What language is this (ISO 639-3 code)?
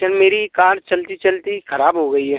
hin